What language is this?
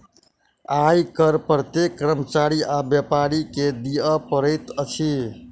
Maithili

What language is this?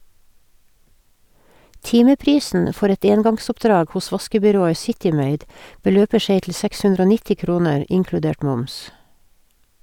Norwegian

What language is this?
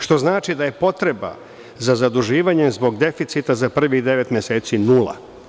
Serbian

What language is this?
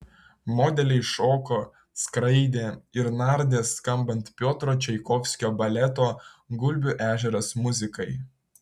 Lithuanian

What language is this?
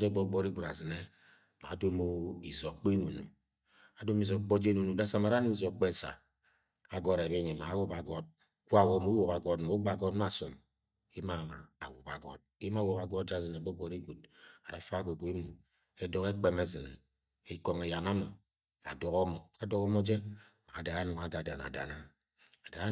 Agwagwune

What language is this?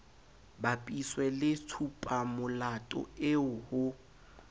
Southern Sotho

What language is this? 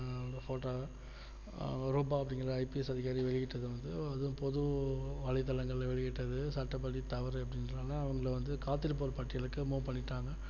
Tamil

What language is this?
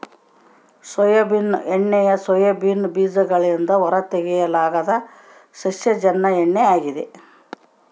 Kannada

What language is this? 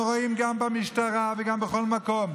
Hebrew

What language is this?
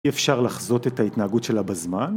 Hebrew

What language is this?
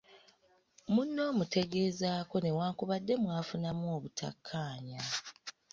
Ganda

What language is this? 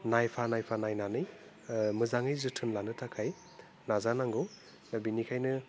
Bodo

